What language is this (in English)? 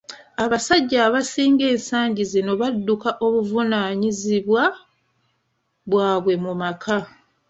Ganda